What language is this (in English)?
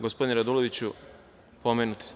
Serbian